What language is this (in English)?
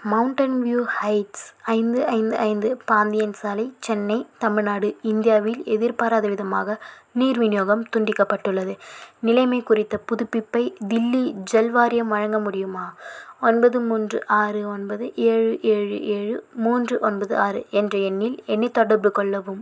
Tamil